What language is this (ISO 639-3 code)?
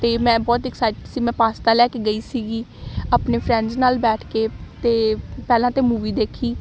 pan